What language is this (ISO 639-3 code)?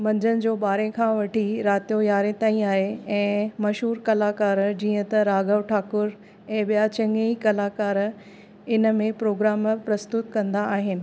snd